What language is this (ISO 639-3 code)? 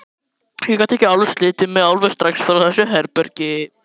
isl